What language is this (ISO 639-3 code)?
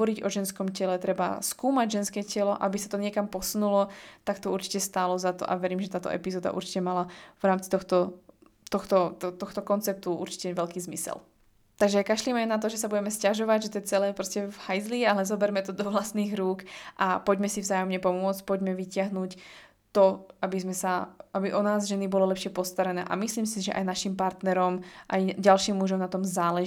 slk